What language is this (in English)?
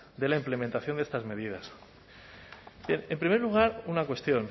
Spanish